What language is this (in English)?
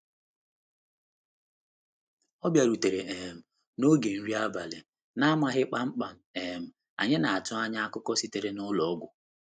Igbo